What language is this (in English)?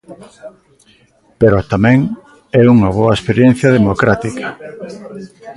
Galician